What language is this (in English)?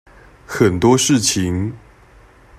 Chinese